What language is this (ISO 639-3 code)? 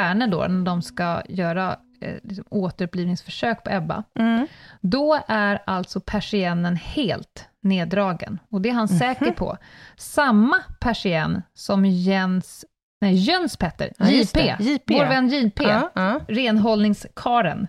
swe